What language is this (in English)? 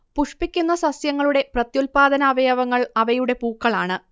Malayalam